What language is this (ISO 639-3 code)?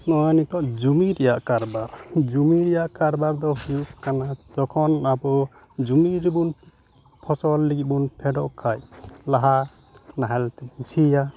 sat